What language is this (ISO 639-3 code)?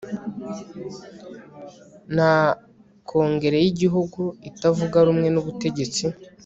kin